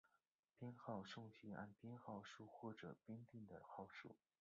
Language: Chinese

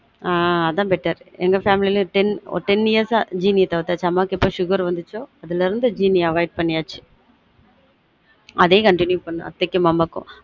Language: Tamil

